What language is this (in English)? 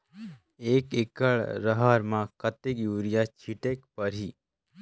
Chhattisgarhi